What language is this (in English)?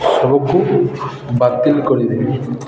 Odia